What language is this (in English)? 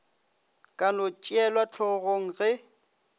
Northern Sotho